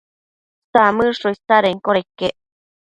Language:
Matsés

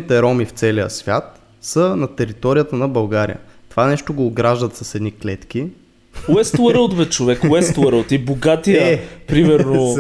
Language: Bulgarian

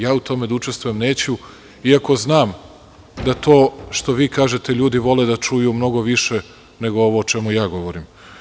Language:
Serbian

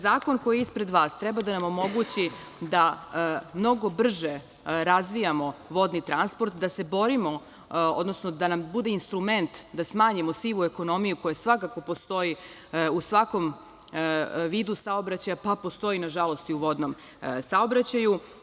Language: Serbian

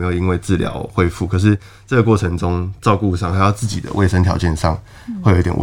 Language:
Chinese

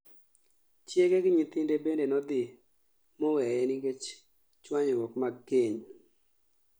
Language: Luo (Kenya and Tanzania)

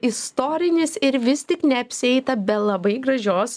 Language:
Lithuanian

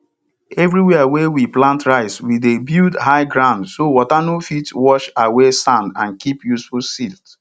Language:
Nigerian Pidgin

